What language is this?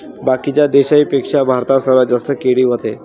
Marathi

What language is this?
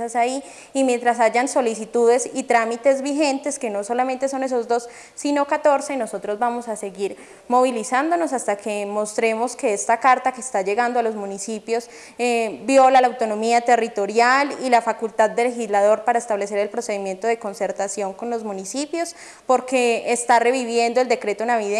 Spanish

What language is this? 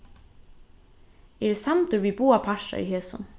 Faroese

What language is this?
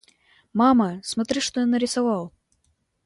Russian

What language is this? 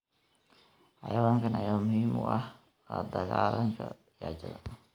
Somali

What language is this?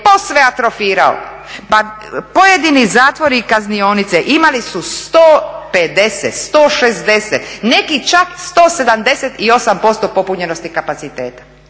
Croatian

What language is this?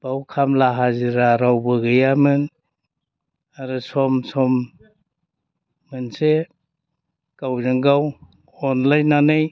Bodo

